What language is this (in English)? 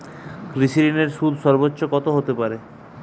Bangla